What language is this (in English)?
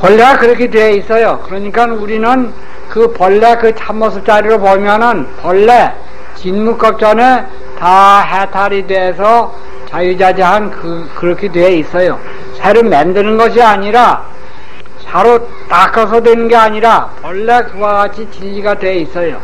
Korean